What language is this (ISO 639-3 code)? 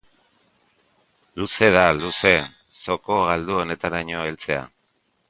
eus